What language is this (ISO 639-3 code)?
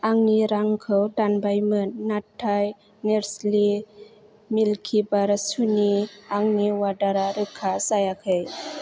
brx